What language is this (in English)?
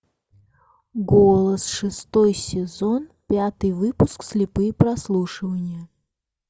Russian